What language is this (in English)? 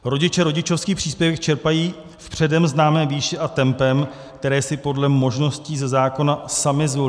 Czech